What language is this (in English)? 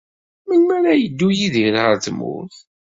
Kabyle